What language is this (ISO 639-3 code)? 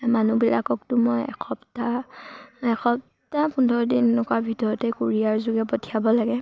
asm